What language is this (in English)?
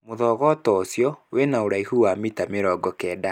Kikuyu